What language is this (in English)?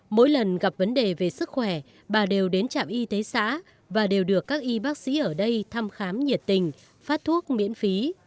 Vietnamese